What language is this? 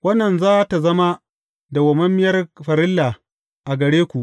Hausa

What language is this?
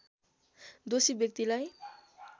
Nepali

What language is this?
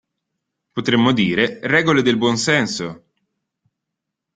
Italian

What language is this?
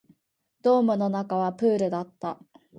Japanese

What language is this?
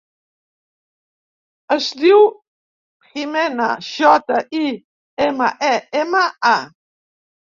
Catalan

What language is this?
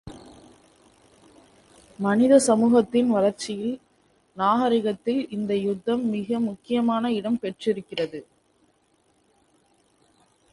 Tamil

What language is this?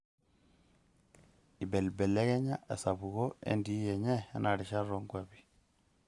Masai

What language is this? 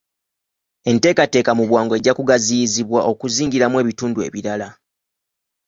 Ganda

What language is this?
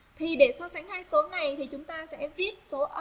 Vietnamese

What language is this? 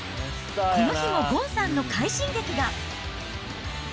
Japanese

